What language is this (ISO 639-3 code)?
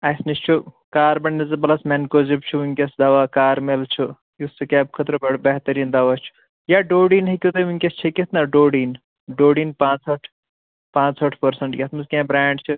kas